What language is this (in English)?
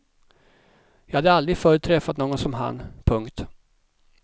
Swedish